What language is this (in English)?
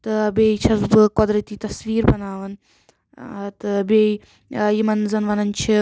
Kashmiri